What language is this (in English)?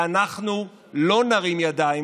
Hebrew